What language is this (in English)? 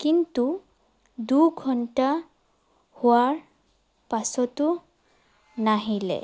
Assamese